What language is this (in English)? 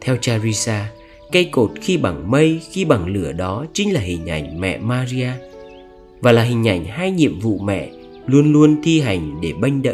Vietnamese